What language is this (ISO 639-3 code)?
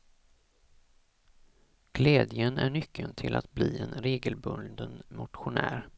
swe